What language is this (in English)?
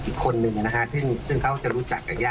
Thai